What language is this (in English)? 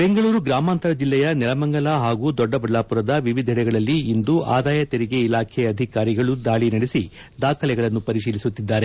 Kannada